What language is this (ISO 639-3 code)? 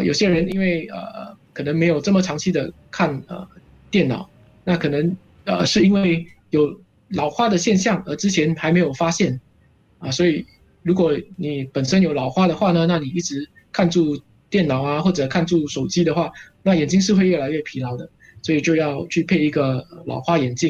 zho